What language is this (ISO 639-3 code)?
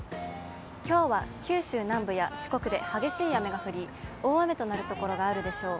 jpn